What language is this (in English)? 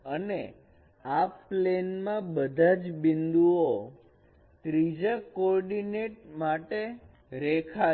Gujarati